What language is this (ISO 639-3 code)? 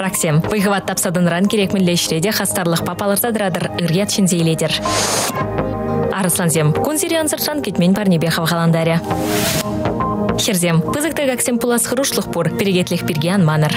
rus